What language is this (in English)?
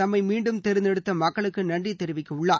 Tamil